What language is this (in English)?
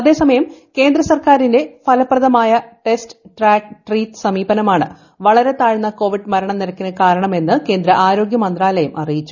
Malayalam